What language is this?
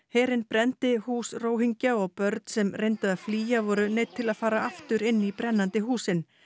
Icelandic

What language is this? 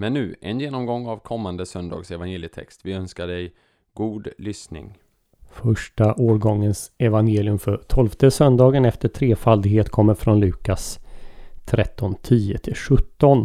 Swedish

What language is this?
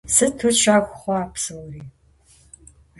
Kabardian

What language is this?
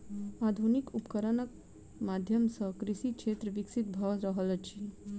Maithili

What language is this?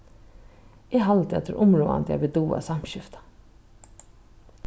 Faroese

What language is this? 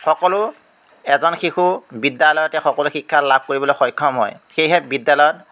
Assamese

